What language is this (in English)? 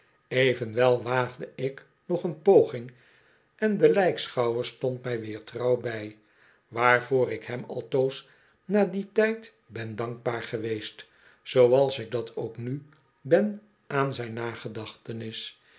Dutch